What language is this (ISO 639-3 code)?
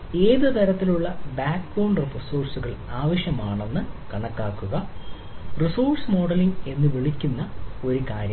mal